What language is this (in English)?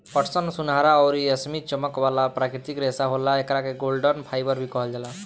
Bhojpuri